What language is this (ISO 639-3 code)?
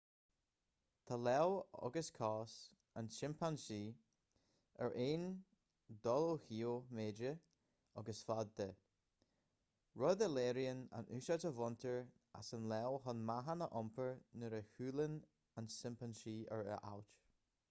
gle